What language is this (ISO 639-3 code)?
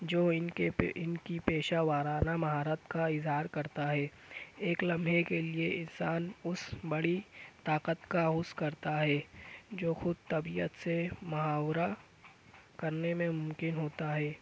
urd